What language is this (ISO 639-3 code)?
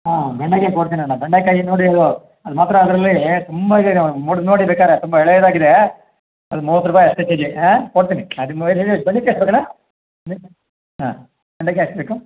kan